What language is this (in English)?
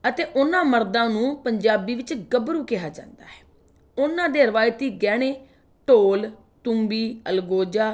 Punjabi